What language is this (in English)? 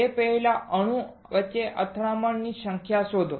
Gujarati